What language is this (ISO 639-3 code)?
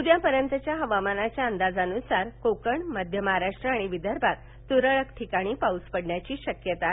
mar